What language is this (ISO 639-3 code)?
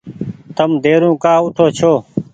gig